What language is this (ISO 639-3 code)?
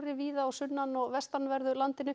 isl